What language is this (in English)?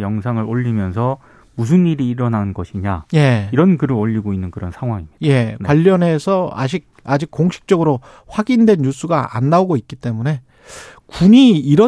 Korean